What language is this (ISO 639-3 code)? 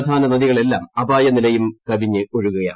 mal